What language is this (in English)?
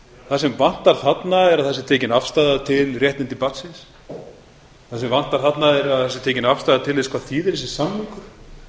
Icelandic